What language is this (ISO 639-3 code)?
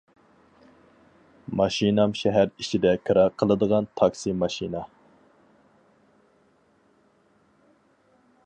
uig